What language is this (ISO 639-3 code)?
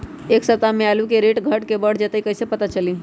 mag